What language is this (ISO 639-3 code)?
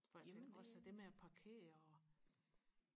dan